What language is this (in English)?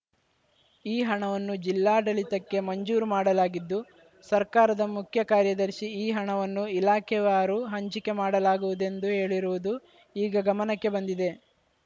Kannada